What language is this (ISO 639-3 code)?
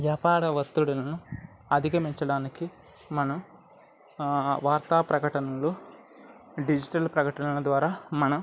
tel